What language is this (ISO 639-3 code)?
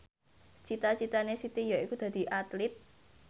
jav